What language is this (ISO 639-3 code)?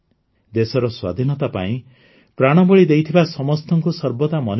ori